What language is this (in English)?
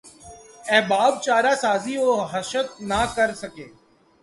Urdu